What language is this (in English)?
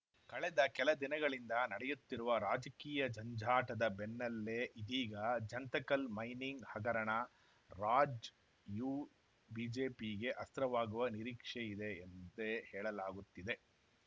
Kannada